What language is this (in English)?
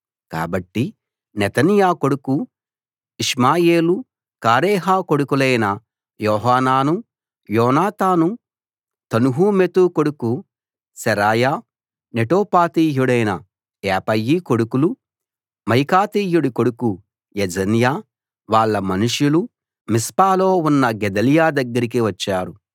Telugu